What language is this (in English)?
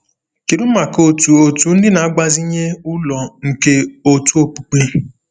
Igbo